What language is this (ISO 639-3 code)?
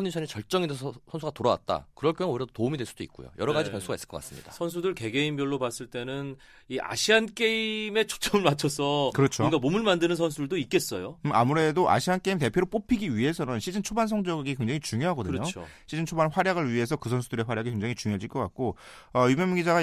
kor